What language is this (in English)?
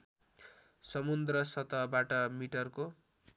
Nepali